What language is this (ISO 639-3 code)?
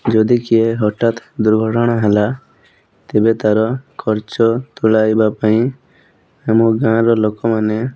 ori